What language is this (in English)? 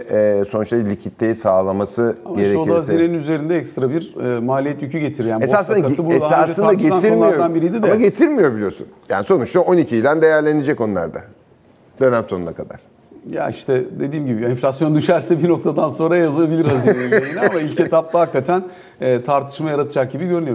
Turkish